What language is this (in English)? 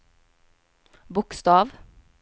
Swedish